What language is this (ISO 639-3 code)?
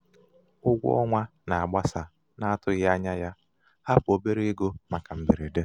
ibo